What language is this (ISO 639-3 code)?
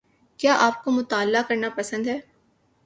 urd